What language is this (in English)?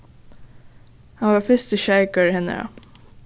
Faroese